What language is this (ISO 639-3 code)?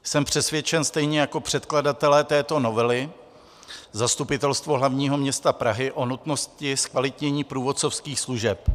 ces